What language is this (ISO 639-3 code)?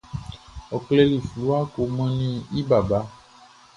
bci